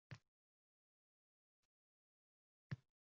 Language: Uzbek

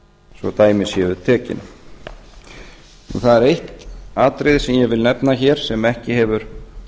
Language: Icelandic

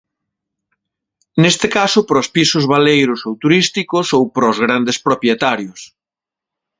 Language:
Galician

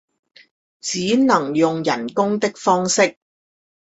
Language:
Chinese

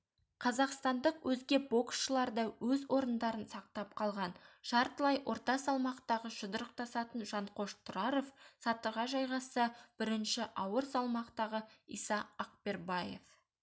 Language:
Kazakh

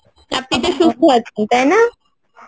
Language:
Bangla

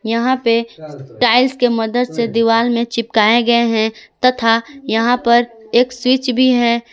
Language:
Hindi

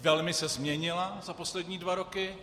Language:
Czech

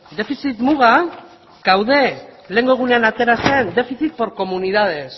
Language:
Basque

